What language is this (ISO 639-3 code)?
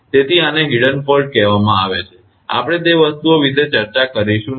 guj